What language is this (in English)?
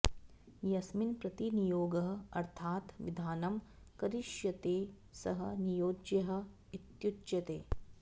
Sanskrit